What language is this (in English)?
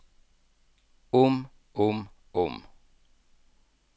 Norwegian